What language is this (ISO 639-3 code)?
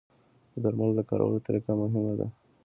pus